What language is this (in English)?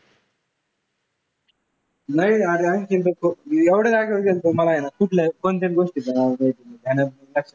Marathi